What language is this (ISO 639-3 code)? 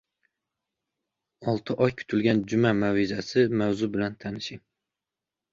uzb